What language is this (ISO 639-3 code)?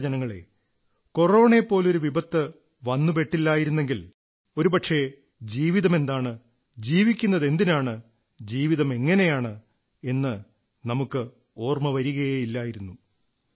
mal